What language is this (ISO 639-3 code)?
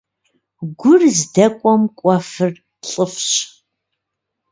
kbd